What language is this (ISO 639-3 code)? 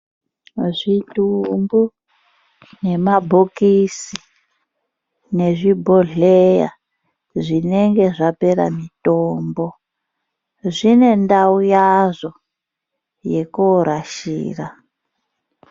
ndc